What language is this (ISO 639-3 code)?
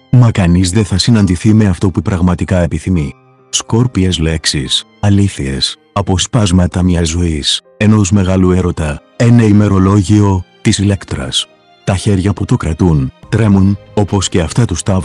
ell